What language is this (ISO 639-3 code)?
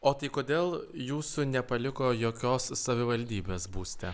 lit